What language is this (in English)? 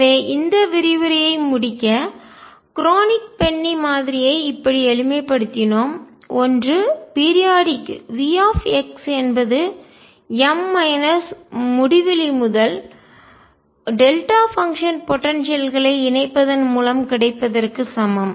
Tamil